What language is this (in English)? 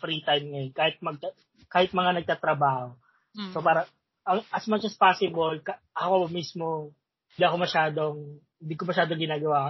Filipino